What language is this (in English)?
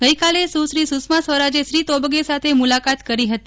Gujarati